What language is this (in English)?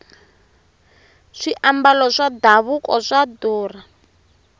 Tsonga